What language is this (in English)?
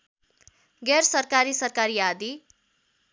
Nepali